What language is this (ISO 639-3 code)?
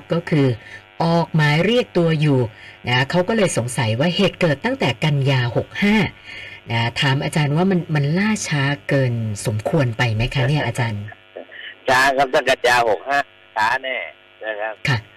tha